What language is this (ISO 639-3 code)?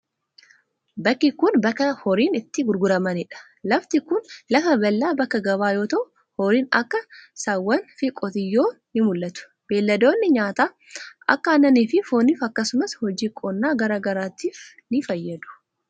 orm